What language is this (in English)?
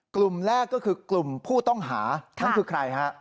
Thai